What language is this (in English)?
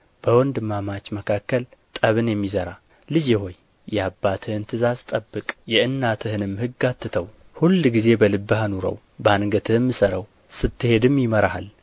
Amharic